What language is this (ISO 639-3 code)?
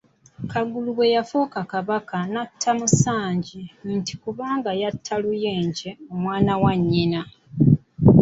lug